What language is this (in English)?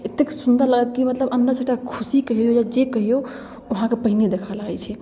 Maithili